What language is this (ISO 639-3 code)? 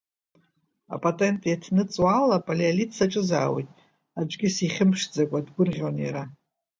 abk